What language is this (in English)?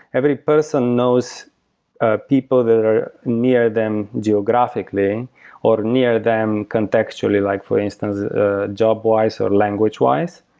English